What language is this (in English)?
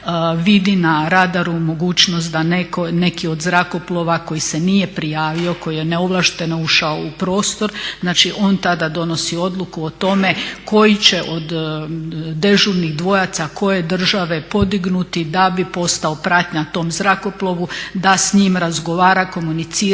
Croatian